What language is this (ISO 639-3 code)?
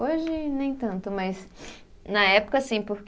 por